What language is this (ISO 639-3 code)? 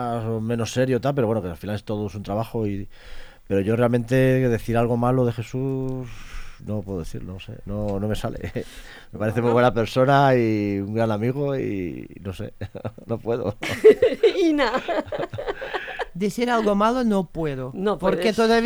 spa